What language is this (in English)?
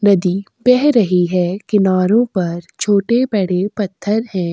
Hindi